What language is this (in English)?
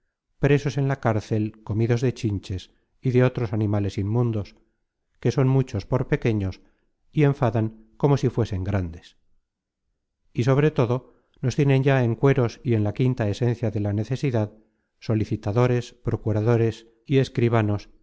Spanish